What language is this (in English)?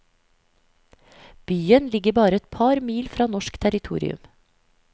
Norwegian